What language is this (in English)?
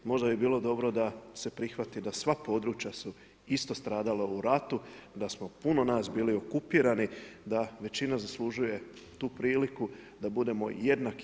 Croatian